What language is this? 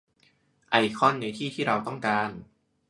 Thai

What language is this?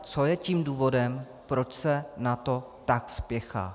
Czech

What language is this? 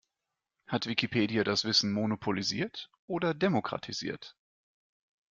German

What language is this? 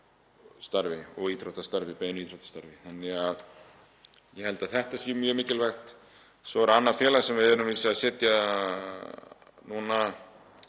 Icelandic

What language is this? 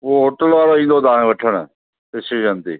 Sindhi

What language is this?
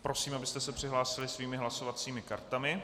Czech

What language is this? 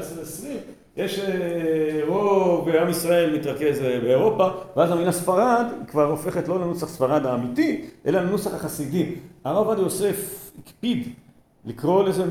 Hebrew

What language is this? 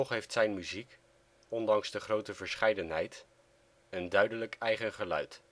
Dutch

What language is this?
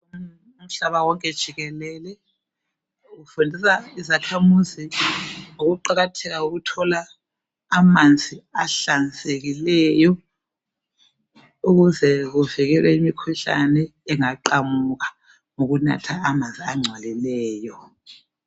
North Ndebele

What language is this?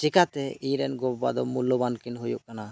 Santali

